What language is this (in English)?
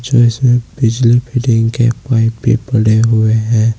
Hindi